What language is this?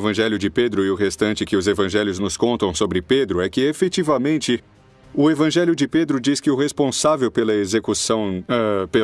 Portuguese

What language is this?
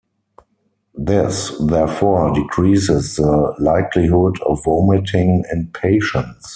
English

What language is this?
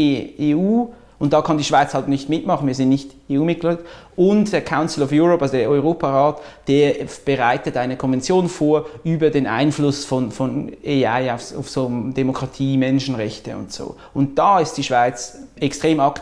German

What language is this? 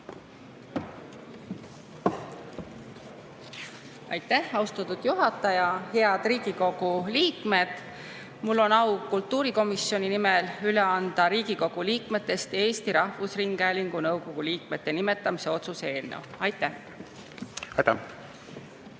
Estonian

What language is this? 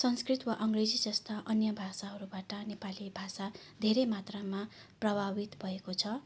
Nepali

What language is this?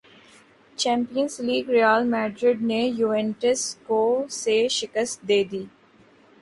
Urdu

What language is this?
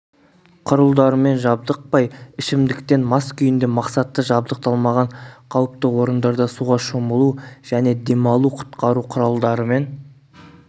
Kazakh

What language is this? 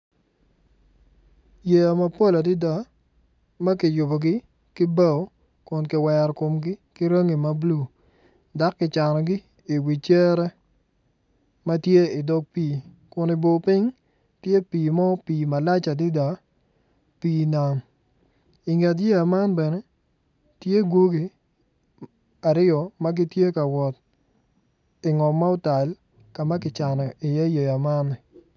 Acoli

